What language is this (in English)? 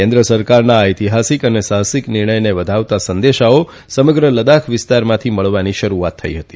Gujarati